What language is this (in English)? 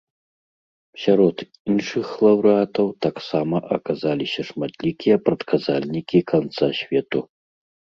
Belarusian